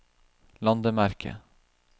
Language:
Norwegian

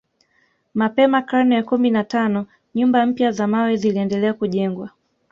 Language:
Swahili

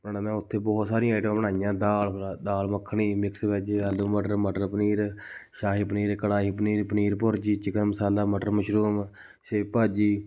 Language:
Punjabi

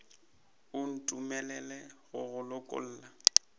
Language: Northern Sotho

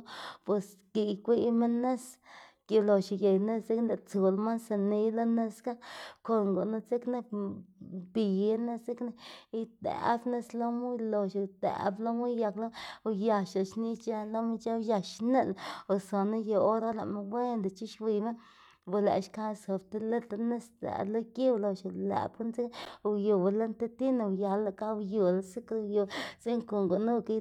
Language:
Xanaguía Zapotec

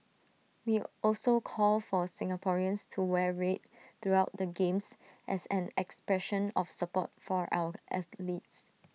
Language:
English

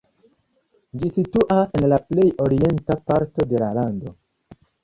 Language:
Esperanto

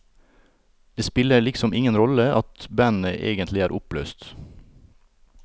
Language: Norwegian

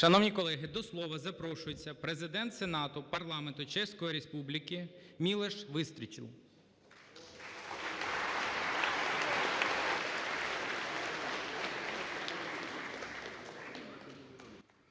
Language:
Ukrainian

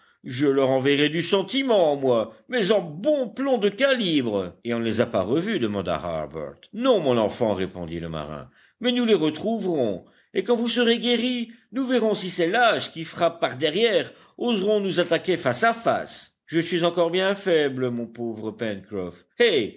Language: French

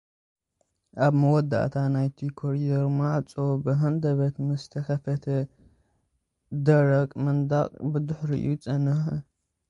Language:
Tigrinya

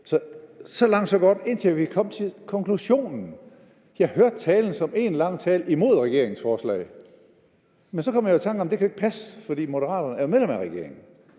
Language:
Danish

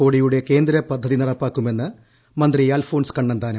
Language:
Malayalam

